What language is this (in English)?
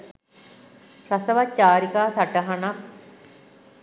Sinhala